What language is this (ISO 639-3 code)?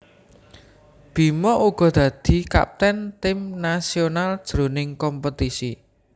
jav